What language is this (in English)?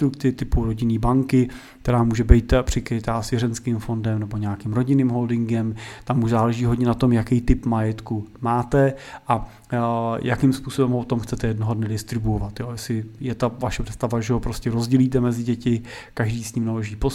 Czech